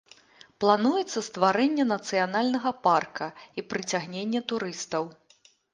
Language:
Belarusian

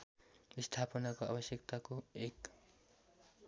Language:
Nepali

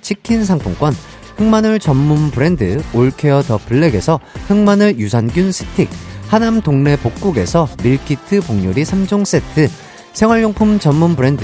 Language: Korean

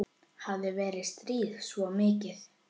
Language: Icelandic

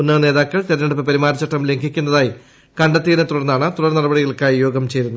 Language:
Malayalam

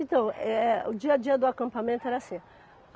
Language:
Portuguese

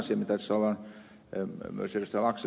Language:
Finnish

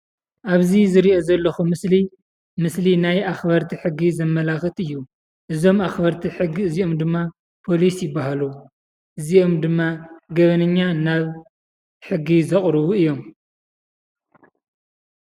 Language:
Tigrinya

